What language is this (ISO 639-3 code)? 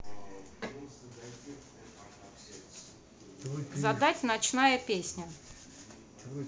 rus